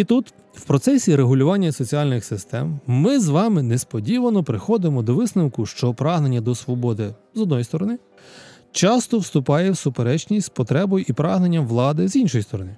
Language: Ukrainian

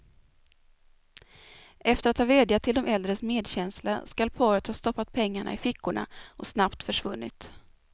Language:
Swedish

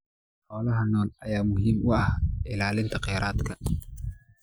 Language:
Somali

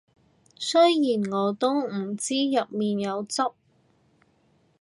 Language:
Cantonese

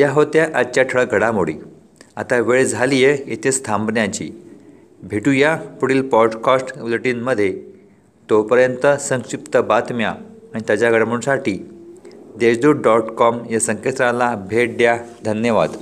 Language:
Marathi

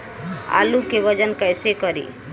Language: Bhojpuri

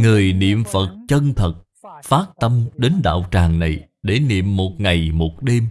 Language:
Vietnamese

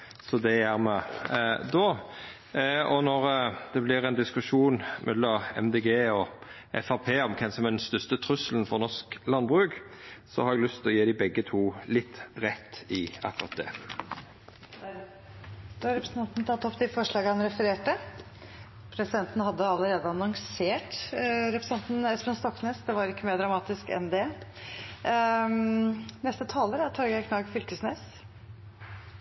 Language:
Norwegian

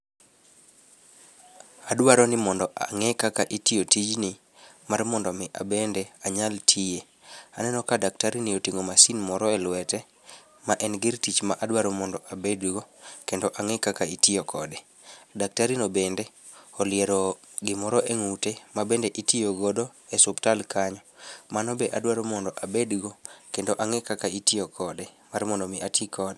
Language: Luo (Kenya and Tanzania)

